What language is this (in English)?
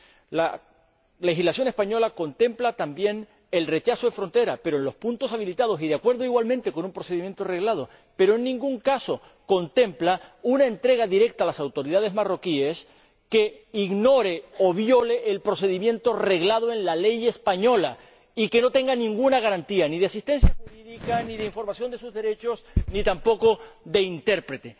Spanish